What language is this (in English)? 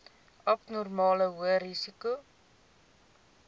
Afrikaans